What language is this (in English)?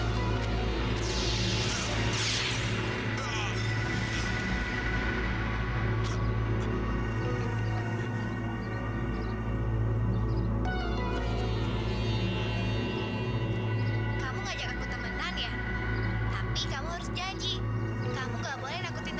Indonesian